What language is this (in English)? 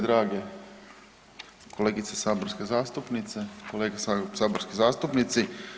Croatian